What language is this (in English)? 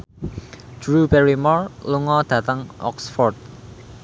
Javanese